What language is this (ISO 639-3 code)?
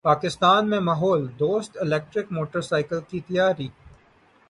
urd